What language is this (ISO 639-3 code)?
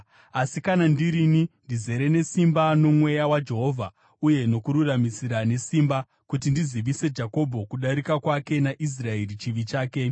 sna